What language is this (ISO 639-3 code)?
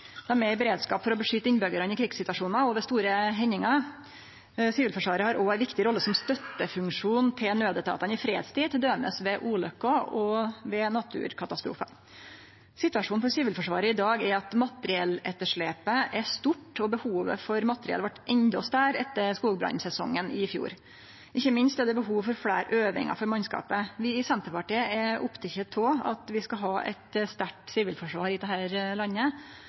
nno